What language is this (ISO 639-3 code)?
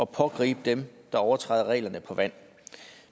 dan